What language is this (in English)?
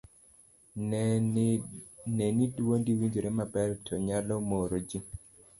Luo (Kenya and Tanzania)